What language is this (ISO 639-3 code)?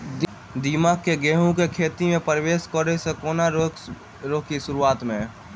mai